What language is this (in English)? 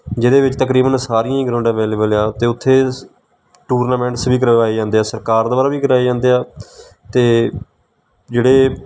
Punjabi